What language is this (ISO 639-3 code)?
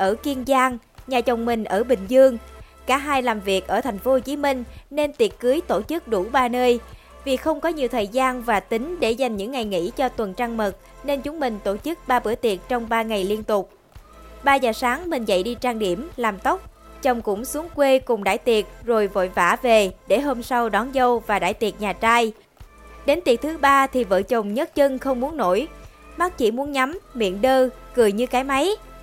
vie